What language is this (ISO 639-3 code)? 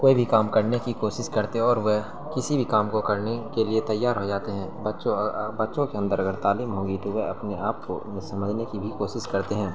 urd